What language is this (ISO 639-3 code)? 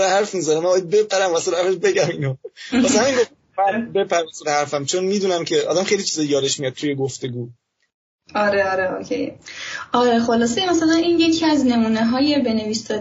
fas